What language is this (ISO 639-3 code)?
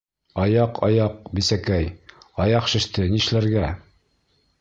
bak